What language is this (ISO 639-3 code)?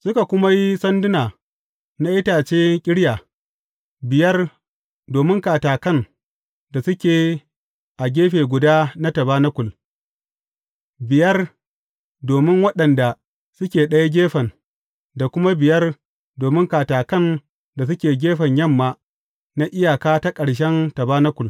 hau